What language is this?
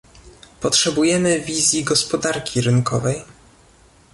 Polish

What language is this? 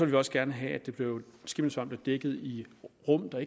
Danish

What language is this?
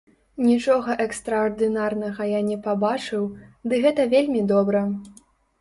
Belarusian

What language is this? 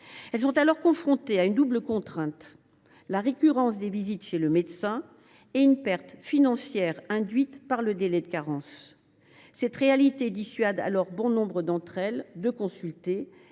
French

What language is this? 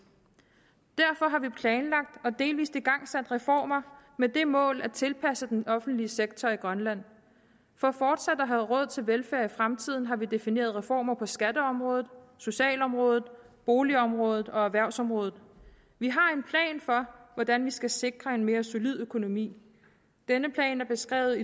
Danish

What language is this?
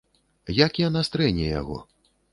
Belarusian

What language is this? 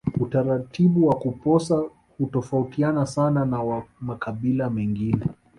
Swahili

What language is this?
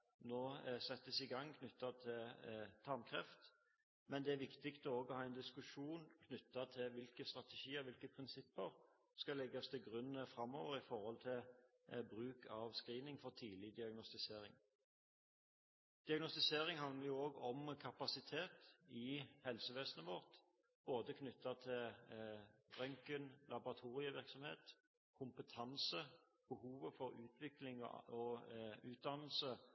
Norwegian Bokmål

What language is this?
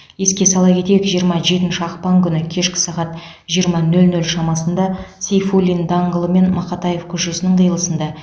Kazakh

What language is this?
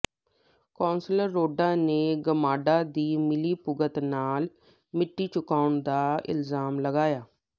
Punjabi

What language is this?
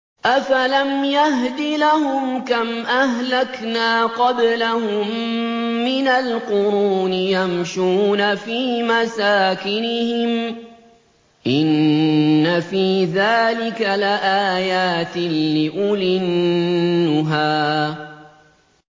Arabic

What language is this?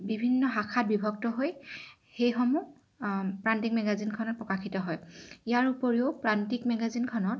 Assamese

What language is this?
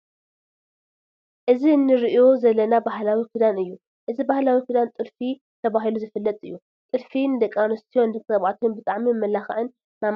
Tigrinya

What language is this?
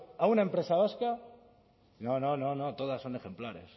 Spanish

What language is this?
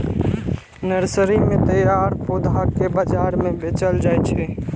Maithili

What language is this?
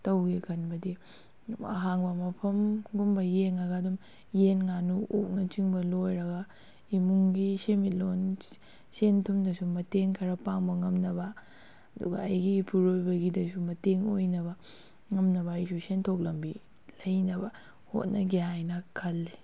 Manipuri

